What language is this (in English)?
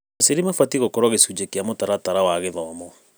Kikuyu